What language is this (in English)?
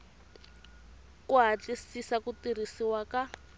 Tsonga